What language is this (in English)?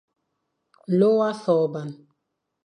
Fang